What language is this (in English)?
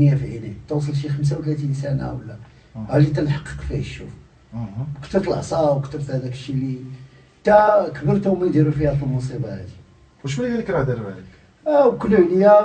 Arabic